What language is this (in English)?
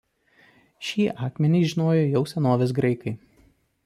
Lithuanian